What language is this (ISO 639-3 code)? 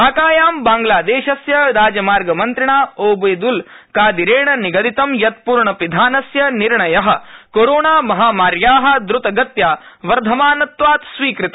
san